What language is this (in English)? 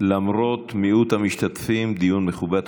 Hebrew